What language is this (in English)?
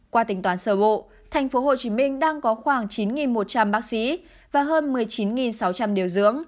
Vietnamese